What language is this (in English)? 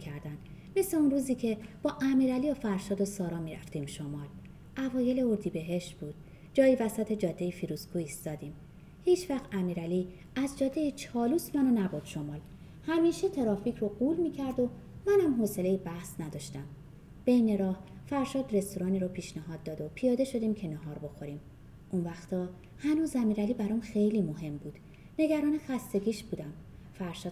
Persian